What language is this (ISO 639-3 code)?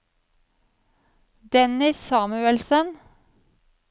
nor